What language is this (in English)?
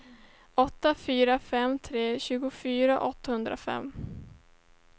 Swedish